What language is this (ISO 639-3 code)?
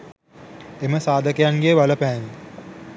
sin